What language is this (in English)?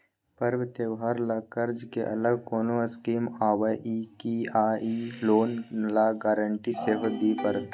Maithili